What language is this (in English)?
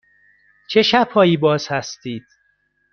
Persian